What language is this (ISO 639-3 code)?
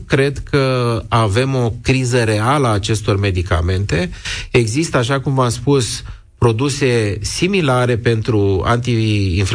ron